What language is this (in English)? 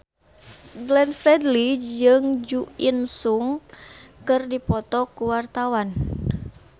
Sundanese